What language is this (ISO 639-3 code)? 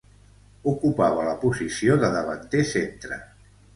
cat